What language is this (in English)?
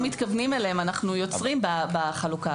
Hebrew